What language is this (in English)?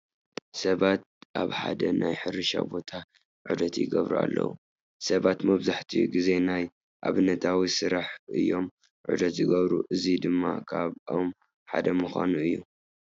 Tigrinya